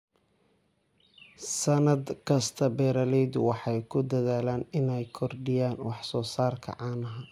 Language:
Somali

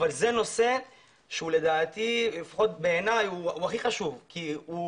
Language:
Hebrew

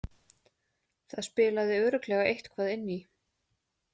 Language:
Icelandic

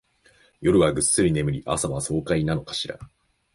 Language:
Japanese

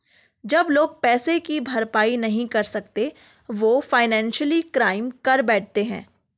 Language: Hindi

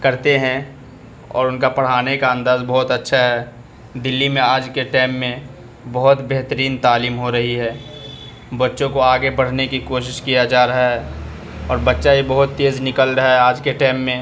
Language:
Urdu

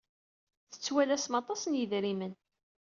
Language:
Kabyle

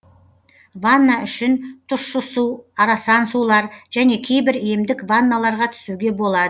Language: Kazakh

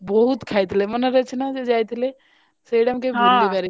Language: Odia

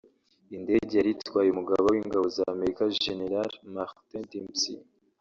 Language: Kinyarwanda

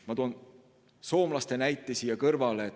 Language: Estonian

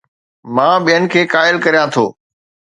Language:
Sindhi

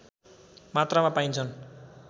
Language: Nepali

